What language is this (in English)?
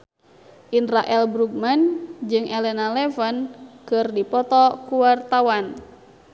Sundanese